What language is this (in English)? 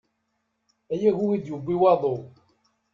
Kabyle